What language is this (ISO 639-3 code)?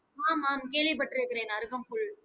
tam